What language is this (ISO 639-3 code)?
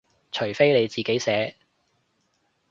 yue